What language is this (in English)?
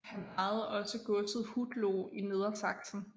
Danish